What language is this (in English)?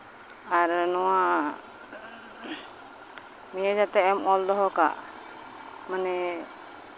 Santali